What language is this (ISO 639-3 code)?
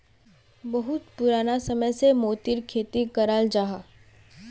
mag